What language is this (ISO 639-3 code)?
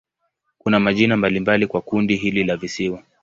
swa